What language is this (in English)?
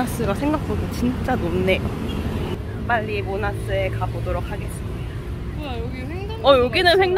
Korean